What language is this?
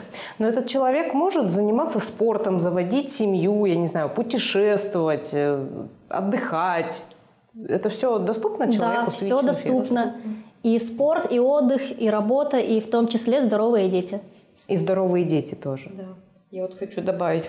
Russian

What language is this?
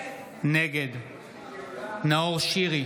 Hebrew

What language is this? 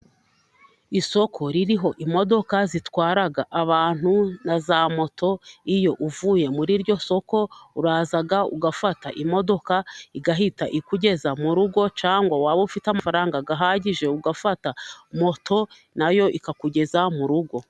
Kinyarwanda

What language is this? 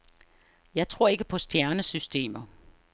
Danish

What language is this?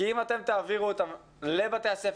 Hebrew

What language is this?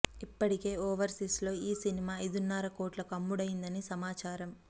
Telugu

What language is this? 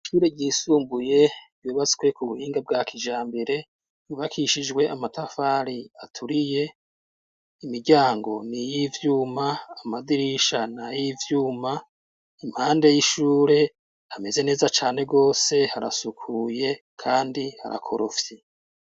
Rundi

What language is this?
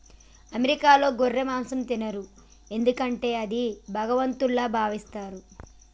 Telugu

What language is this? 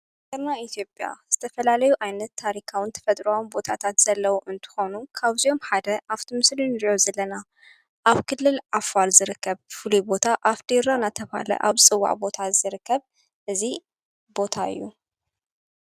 Tigrinya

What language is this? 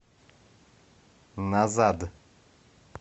Russian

